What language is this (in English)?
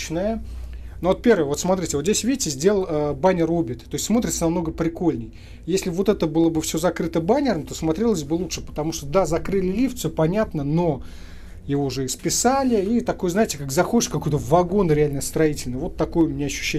Russian